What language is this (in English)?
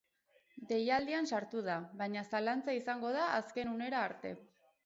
Basque